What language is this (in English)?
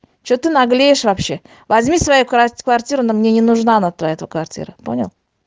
Russian